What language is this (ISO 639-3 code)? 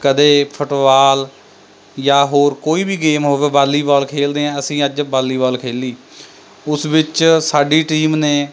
pan